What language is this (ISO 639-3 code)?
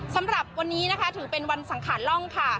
tha